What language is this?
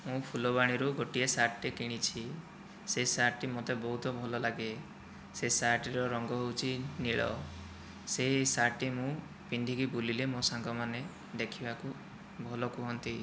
Odia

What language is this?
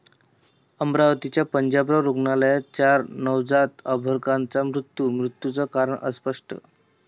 Marathi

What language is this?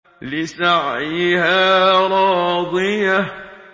Arabic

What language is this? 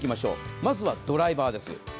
Japanese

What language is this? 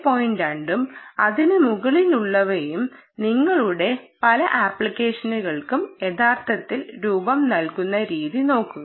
Malayalam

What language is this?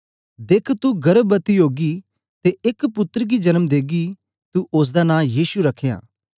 Dogri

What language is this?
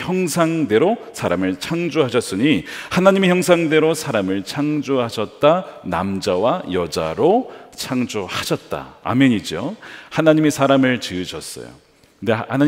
Korean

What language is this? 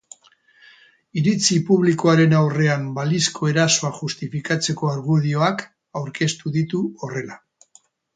Basque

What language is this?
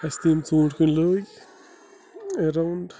Kashmiri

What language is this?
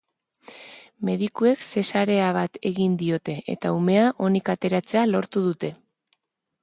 Basque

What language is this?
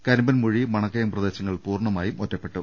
Malayalam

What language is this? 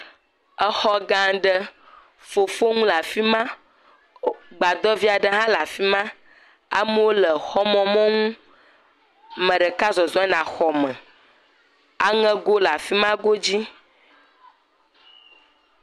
Ewe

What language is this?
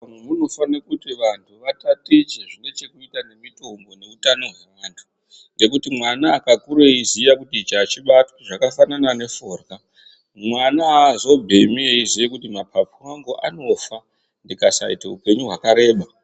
Ndau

